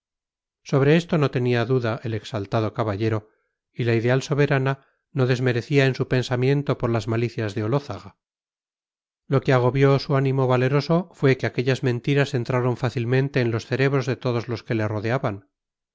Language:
Spanish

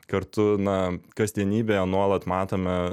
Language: Lithuanian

